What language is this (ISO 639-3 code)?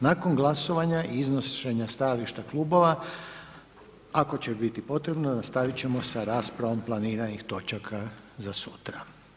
hrv